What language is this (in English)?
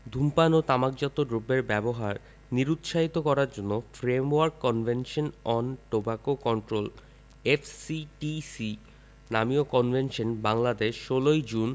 Bangla